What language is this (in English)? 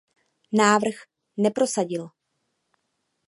Czech